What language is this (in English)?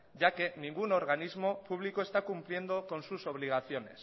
Spanish